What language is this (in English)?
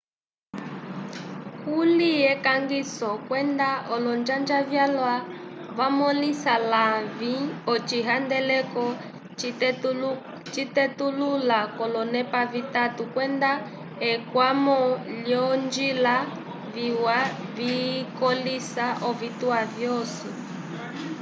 Umbundu